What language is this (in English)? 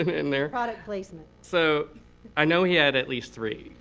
English